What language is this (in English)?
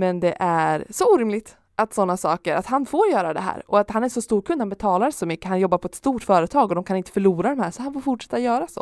Swedish